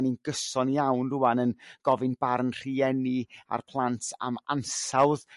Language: Welsh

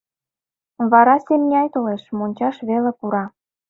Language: Mari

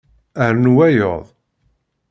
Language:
Kabyle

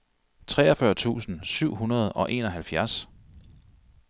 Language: Danish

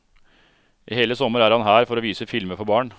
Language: Norwegian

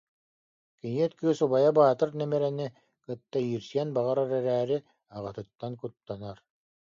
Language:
Yakut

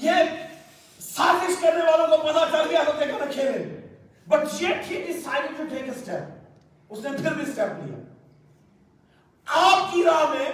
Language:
Urdu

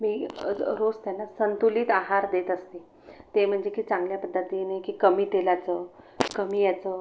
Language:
Marathi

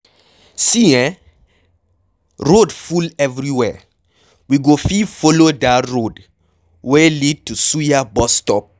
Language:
Nigerian Pidgin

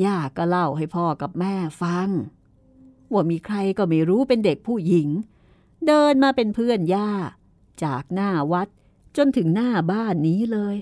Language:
Thai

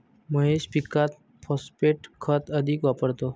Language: Marathi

